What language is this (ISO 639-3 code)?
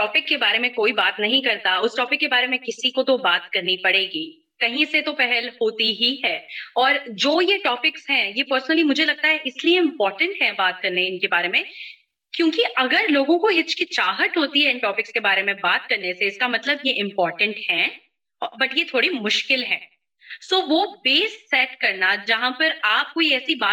urd